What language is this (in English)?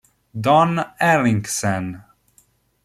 Italian